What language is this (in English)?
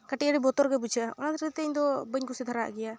Santali